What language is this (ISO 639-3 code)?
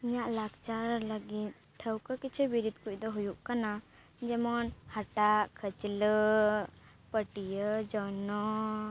sat